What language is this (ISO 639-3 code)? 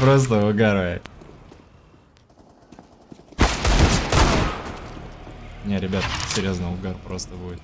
rus